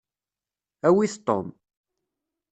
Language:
Kabyle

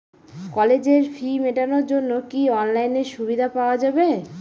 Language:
Bangla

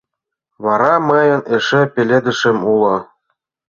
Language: Mari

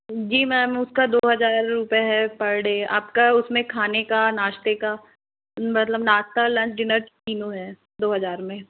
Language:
Hindi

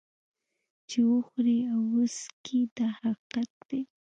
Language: Pashto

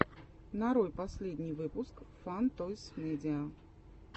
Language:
Russian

